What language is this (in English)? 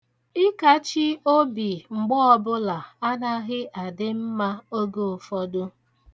Igbo